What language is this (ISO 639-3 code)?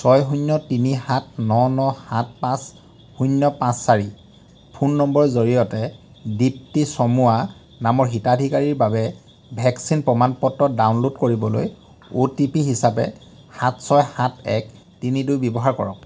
asm